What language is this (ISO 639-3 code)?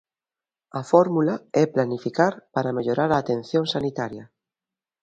glg